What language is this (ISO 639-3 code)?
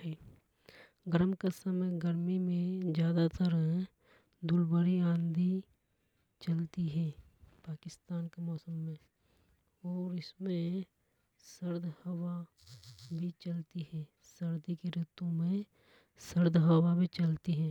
hoj